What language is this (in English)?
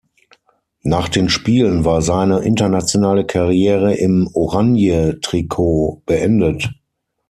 German